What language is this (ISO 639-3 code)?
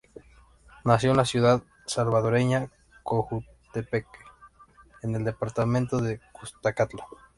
spa